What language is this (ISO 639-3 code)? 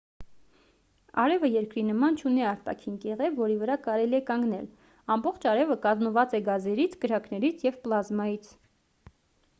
hye